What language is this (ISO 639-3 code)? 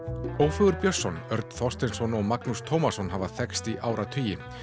isl